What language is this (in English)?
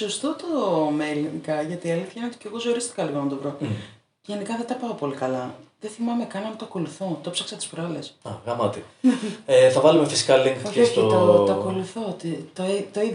Greek